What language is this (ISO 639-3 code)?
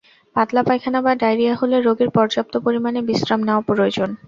ben